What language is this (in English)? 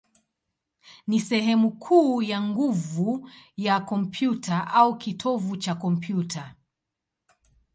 Swahili